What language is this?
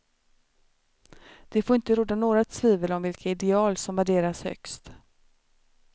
Swedish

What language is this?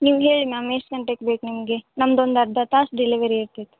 Kannada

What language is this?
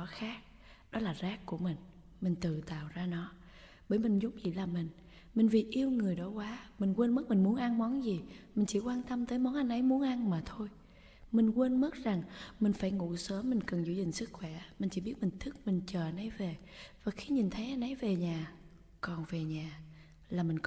Vietnamese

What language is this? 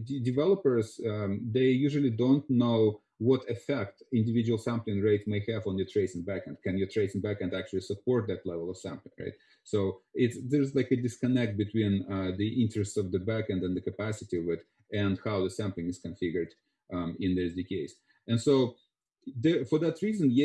English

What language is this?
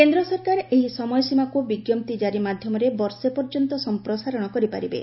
Odia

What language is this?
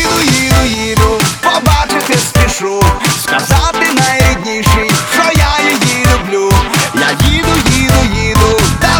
Ukrainian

